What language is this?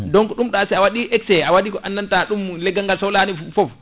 Fula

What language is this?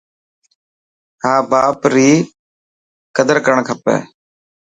Dhatki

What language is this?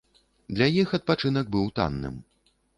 Belarusian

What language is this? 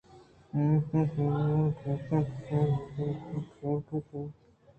Eastern Balochi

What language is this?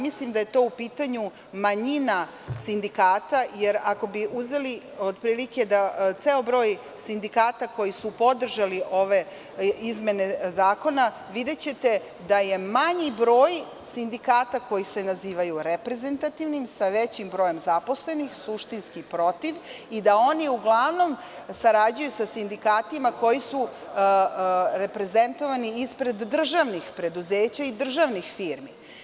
Serbian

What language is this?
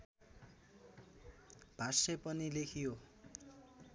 Nepali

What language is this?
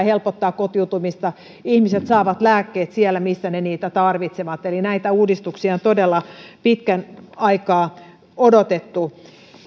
Finnish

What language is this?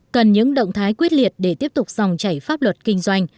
Vietnamese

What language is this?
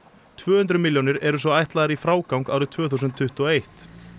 Icelandic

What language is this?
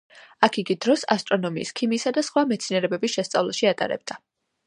Georgian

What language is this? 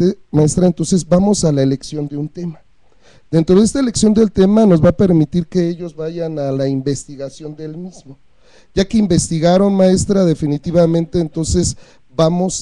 Spanish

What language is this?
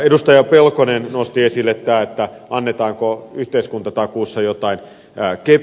Finnish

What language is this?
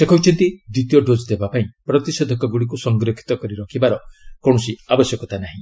Odia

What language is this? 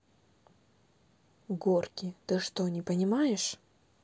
Russian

